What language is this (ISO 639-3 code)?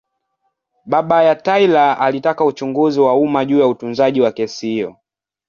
swa